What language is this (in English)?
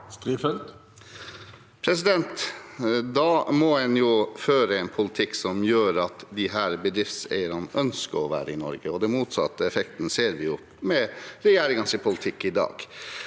Norwegian